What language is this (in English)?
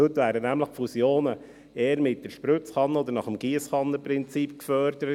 Swiss German